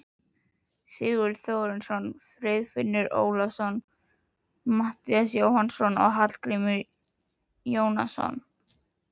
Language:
Icelandic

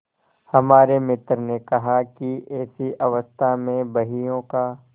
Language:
Hindi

